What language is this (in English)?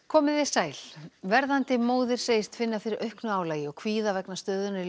Icelandic